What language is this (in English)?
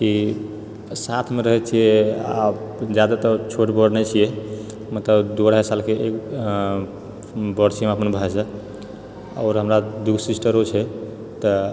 Maithili